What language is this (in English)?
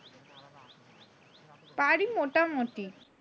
Bangla